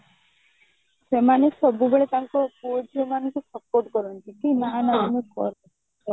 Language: Odia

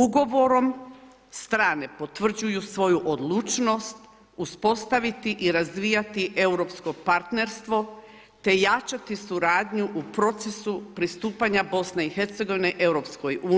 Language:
Croatian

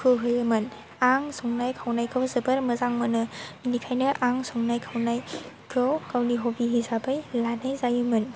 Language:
Bodo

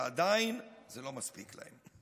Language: Hebrew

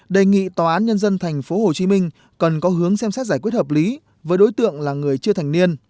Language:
Vietnamese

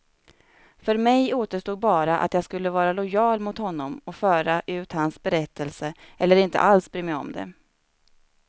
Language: Swedish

